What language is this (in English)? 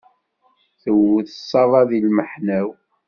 Kabyle